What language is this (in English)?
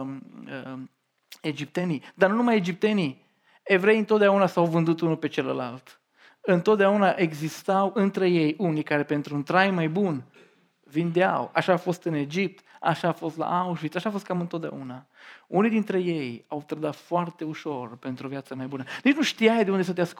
Romanian